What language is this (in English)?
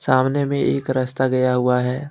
Hindi